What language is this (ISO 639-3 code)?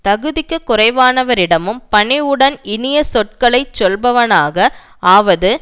tam